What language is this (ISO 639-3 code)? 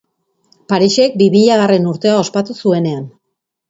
eus